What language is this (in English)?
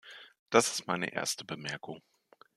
German